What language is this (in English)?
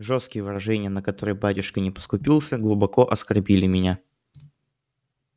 Russian